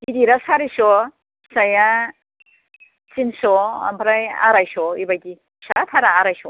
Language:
Bodo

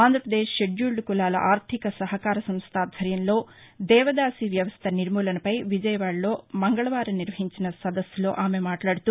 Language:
Telugu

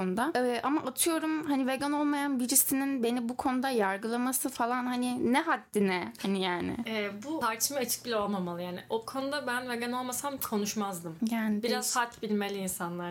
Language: Turkish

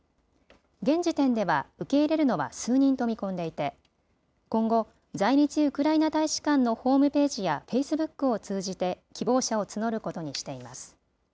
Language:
Japanese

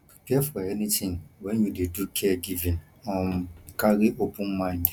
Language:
Nigerian Pidgin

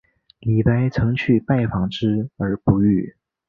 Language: Chinese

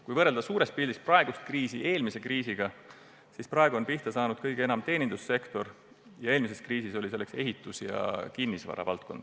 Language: Estonian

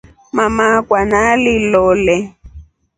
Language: Rombo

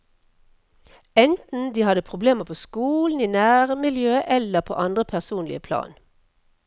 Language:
Norwegian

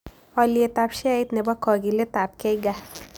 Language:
Kalenjin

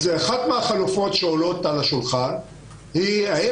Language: Hebrew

